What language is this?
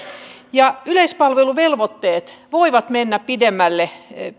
Finnish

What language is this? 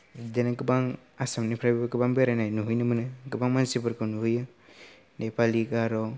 Bodo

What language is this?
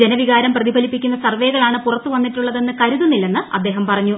Malayalam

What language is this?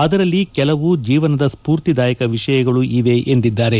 Kannada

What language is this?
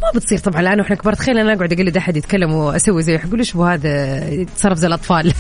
Arabic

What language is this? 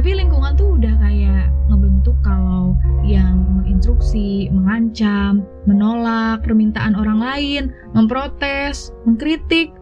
Indonesian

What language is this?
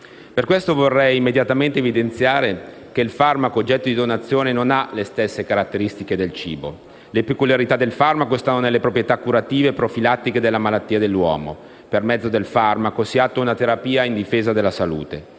Italian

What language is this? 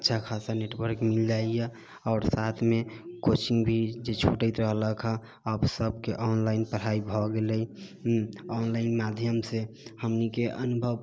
Maithili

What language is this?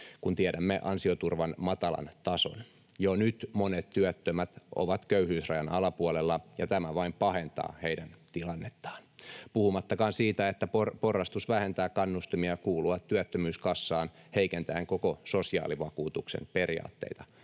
Finnish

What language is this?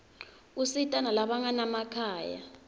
Swati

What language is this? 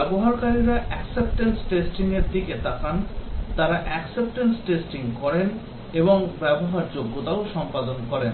Bangla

